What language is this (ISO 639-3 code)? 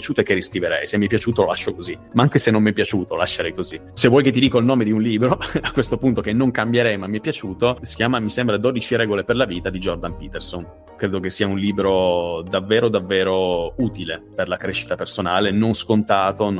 ita